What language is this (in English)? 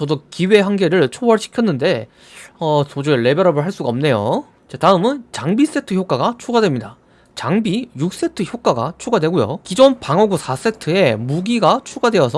Korean